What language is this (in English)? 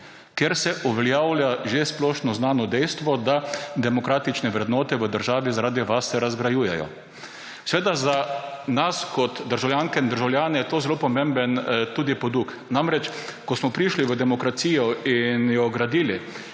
Slovenian